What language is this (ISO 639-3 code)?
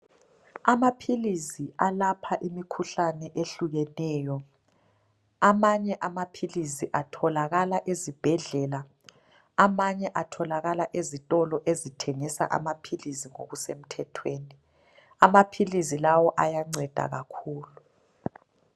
nde